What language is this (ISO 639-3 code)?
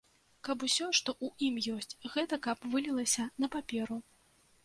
bel